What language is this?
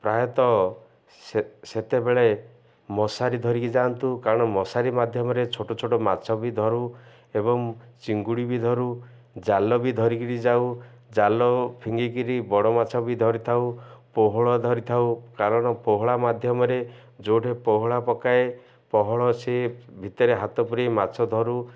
Odia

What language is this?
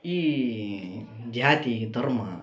Kannada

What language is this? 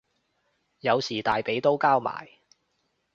Cantonese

